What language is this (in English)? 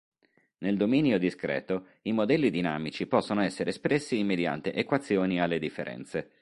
Italian